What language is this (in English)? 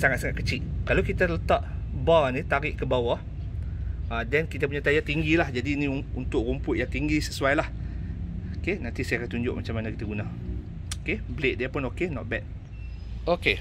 Malay